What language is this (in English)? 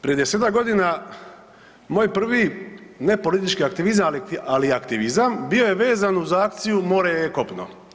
Croatian